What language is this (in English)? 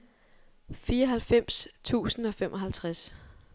Danish